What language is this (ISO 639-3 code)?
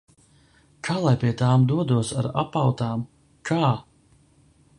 lav